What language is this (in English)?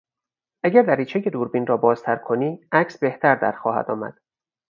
Persian